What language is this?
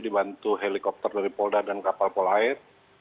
Indonesian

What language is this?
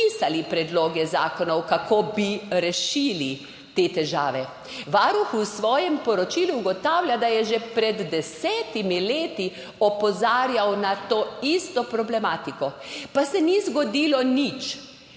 Slovenian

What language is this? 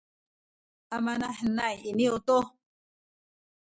Sakizaya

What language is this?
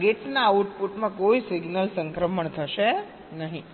Gujarati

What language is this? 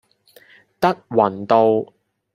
Cantonese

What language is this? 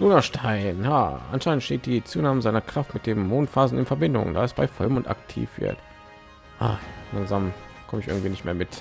German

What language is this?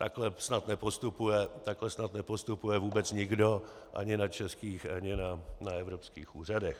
Czech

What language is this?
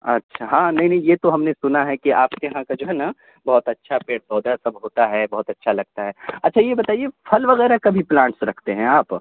Urdu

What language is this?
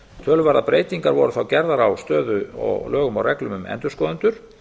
Icelandic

